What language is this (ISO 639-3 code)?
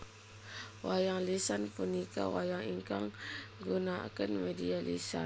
jav